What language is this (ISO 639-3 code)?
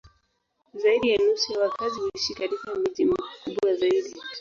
swa